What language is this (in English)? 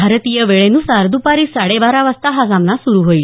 Marathi